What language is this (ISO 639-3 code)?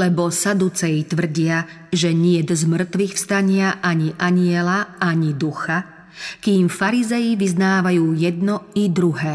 slk